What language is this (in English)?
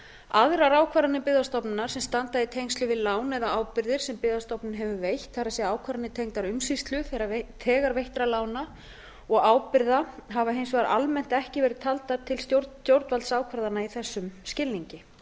Icelandic